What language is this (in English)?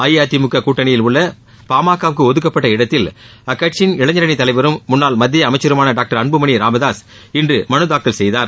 Tamil